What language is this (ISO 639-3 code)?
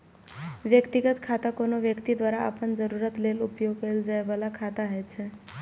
mai